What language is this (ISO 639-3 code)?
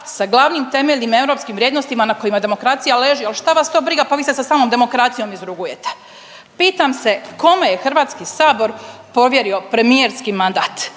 hrv